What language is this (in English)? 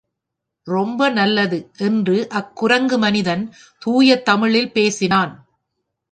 Tamil